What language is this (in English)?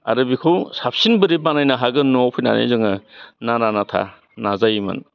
Bodo